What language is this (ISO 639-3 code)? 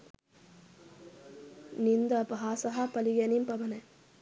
sin